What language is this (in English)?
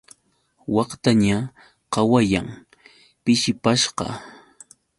Yauyos Quechua